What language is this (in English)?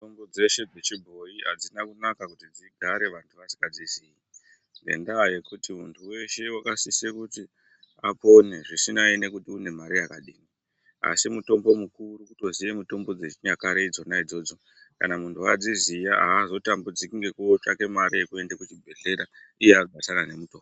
Ndau